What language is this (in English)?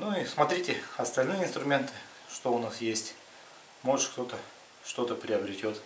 Russian